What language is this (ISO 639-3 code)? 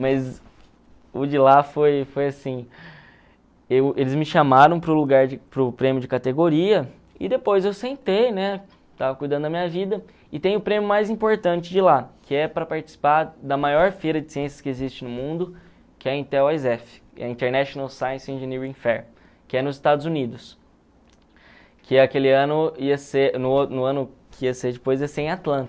por